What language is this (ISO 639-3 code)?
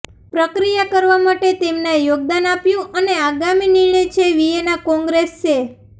guj